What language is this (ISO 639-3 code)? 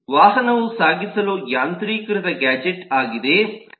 kan